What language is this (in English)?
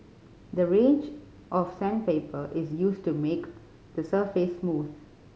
English